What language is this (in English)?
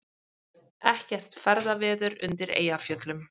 Icelandic